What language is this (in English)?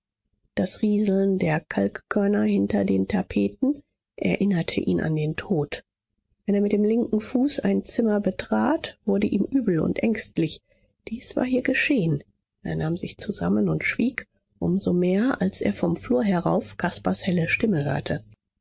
German